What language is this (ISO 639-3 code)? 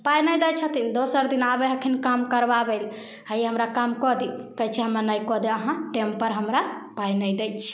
mai